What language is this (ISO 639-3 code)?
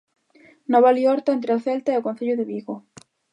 glg